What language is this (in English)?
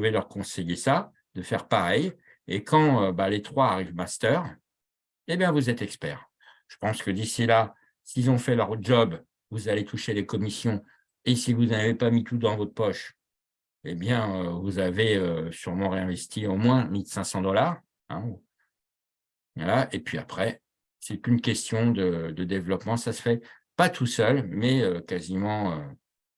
French